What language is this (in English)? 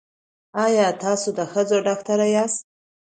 Pashto